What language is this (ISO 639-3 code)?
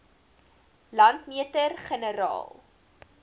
afr